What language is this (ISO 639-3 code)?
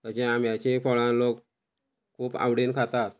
kok